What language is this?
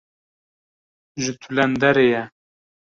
Kurdish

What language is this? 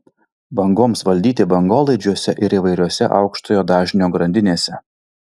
Lithuanian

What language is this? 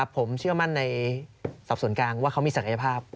Thai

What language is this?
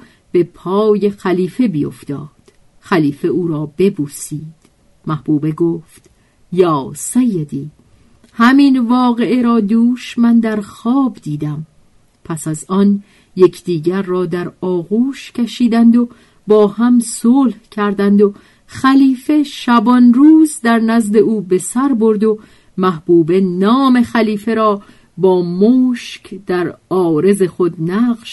Persian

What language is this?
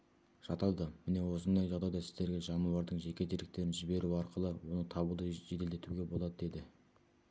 Kazakh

